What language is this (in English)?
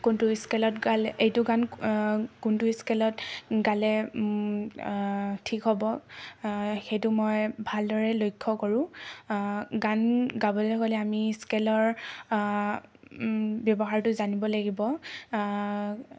Assamese